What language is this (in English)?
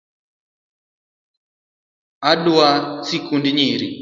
Luo (Kenya and Tanzania)